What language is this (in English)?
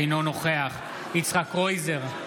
Hebrew